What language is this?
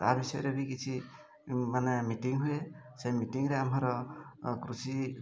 Odia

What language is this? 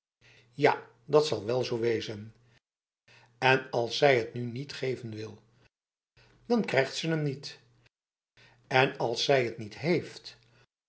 Dutch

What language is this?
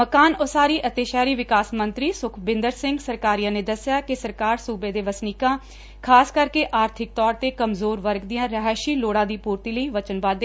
Punjabi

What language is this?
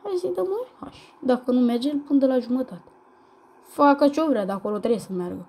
Romanian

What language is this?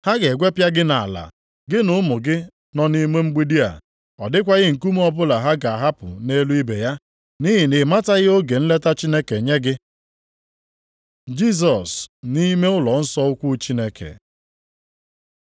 Igbo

